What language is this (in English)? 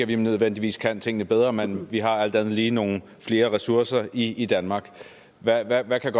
Danish